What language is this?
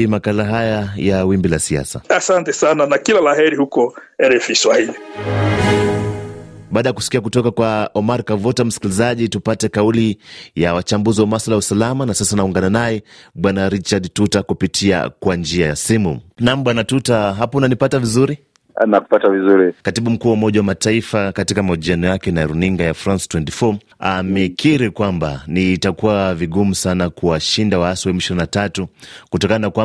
Swahili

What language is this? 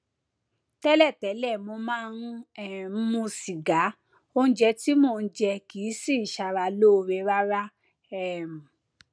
Yoruba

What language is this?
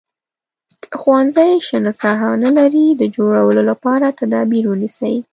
Pashto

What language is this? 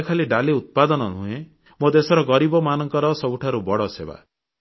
Odia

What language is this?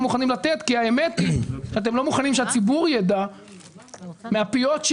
Hebrew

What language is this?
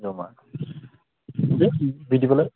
Bodo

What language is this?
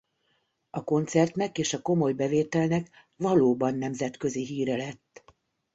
Hungarian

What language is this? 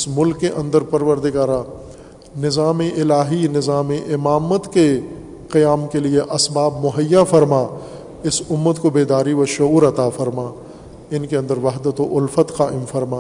Urdu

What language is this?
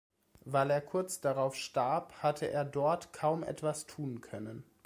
German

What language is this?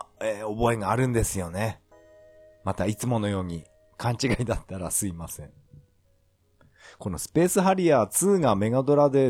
Japanese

